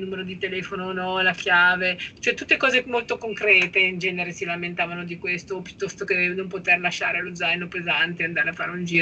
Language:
Italian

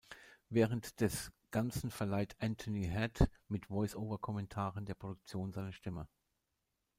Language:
German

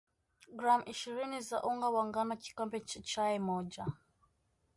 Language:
Swahili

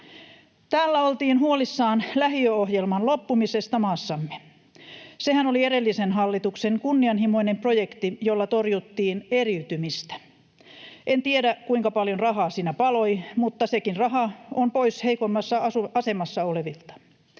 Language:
Finnish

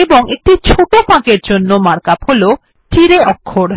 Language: Bangla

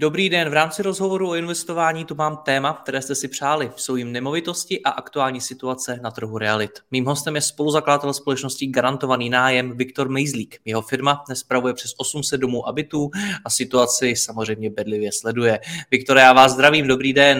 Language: Czech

